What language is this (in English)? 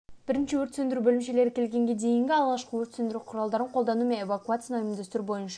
Kazakh